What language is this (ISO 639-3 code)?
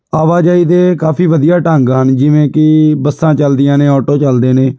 pan